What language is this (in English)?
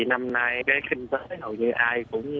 Vietnamese